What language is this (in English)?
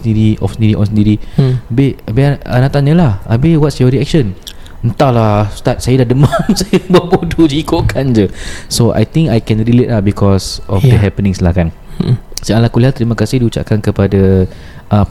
Malay